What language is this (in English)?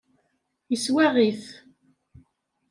Kabyle